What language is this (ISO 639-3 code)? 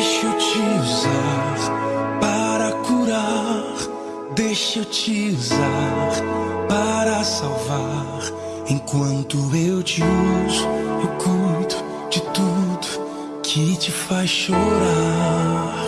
por